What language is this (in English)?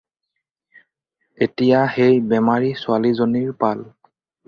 Assamese